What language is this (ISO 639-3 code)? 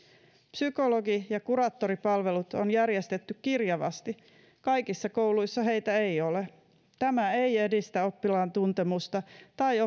fin